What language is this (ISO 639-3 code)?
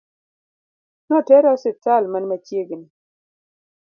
luo